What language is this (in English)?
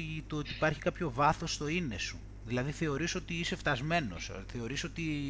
Greek